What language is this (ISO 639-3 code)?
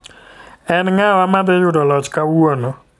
luo